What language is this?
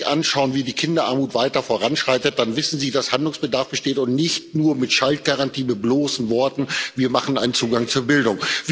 German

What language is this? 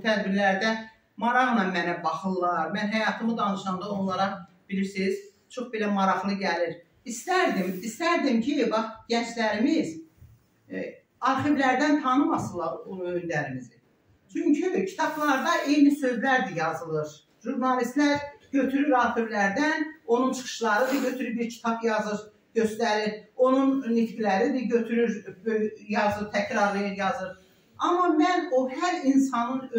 Turkish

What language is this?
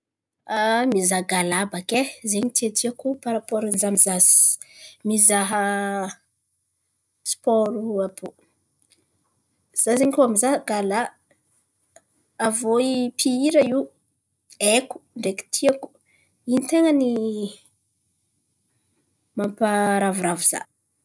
Antankarana Malagasy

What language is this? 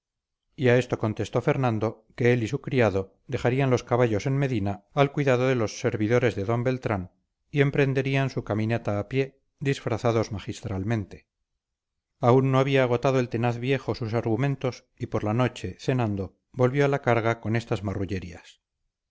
Spanish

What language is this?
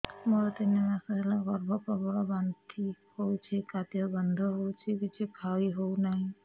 Odia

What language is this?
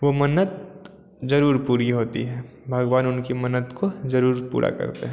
Hindi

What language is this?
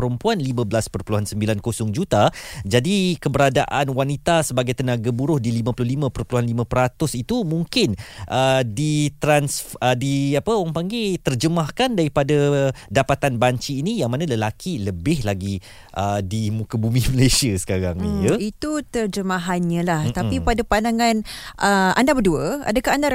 Malay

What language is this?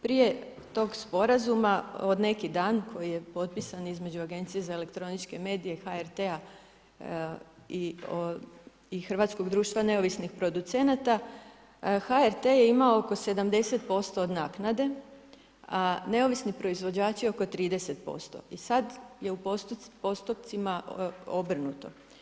Croatian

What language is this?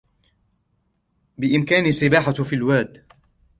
Arabic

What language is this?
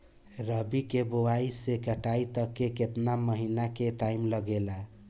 Bhojpuri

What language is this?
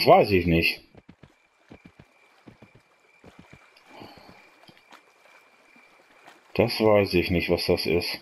German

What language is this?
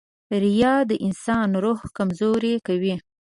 Pashto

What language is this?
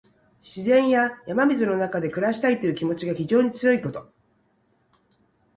Japanese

